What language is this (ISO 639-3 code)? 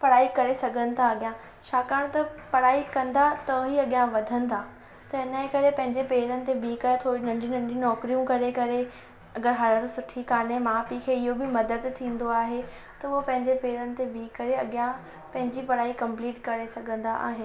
snd